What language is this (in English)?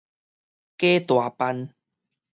Min Nan Chinese